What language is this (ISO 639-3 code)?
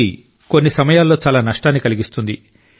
tel